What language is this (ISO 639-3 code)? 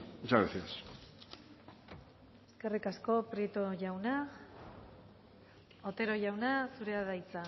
eus